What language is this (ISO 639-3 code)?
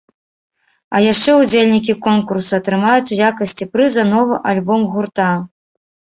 bel